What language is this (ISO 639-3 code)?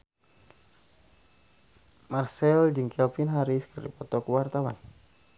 sun